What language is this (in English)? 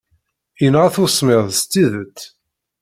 Kabyle